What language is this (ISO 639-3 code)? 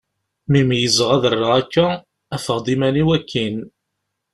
kab